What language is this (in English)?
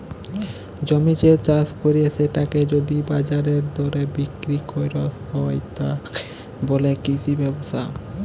Bangla